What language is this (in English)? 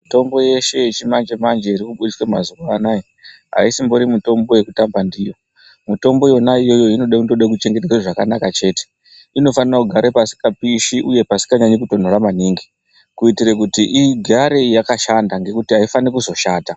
Ndau